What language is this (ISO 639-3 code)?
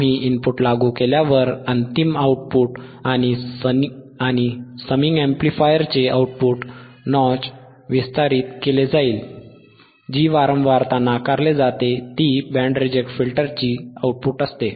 mar